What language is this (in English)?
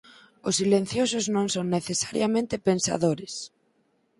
Galician